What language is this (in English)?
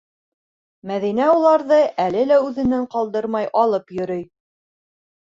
Bashkir